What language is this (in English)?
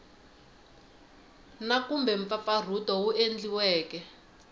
Tsonga